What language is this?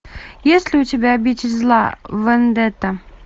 Russian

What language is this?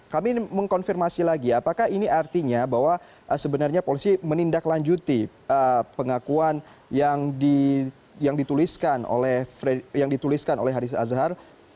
Indonesian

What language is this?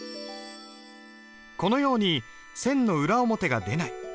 Japanese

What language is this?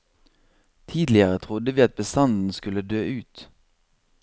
Norwegian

